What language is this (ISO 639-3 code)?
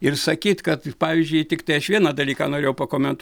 lit